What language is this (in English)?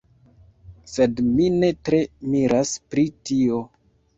Esperanto